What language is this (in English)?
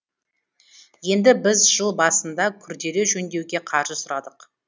Kazakh